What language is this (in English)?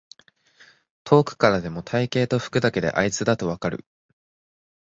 Japanese